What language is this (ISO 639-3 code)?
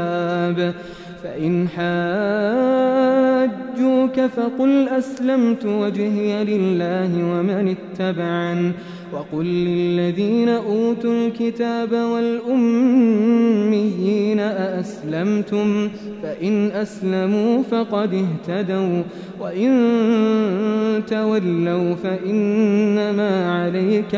ara